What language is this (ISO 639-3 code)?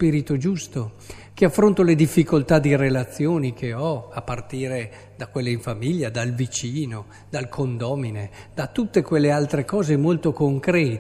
ita